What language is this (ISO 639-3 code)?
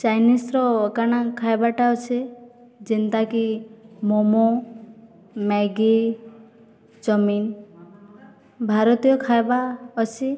ori